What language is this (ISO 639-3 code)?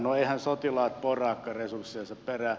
fin